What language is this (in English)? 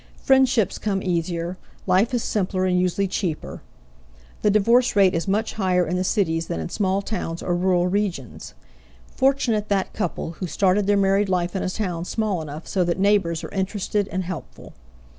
English